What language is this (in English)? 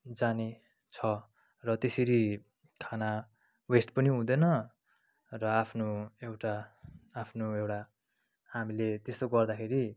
Nepali